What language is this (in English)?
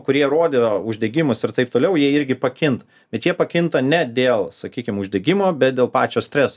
Lithuanian